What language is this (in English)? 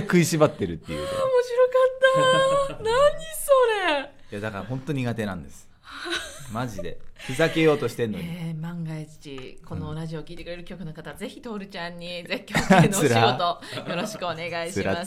Japanese